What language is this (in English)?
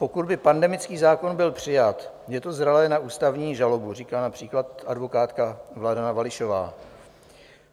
Czech